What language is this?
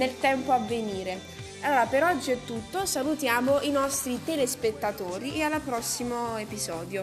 Italian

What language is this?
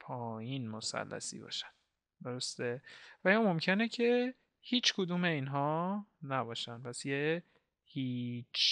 Persian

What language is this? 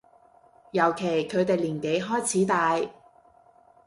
Cantonese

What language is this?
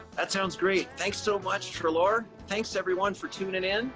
English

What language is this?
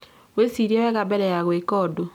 Kikuyu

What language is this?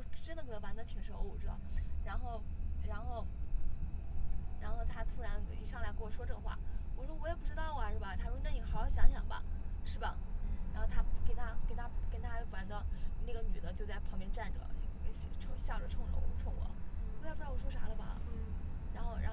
Chinese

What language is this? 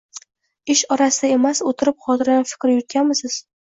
Uzbek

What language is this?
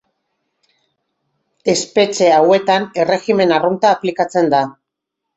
Basque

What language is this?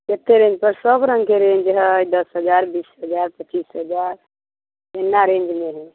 Maithili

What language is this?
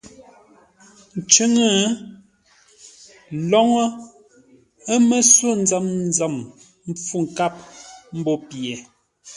Ngombale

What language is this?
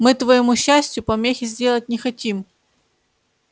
Russian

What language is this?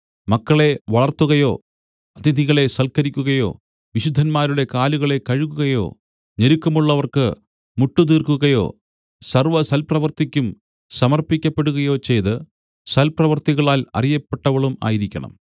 Malayalam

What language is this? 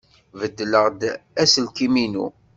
Kabyle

